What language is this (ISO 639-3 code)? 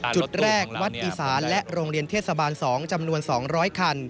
tha